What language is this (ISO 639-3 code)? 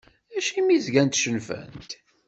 kab